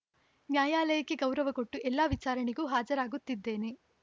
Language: Kannada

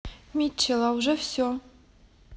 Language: Russian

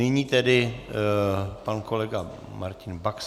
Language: Czech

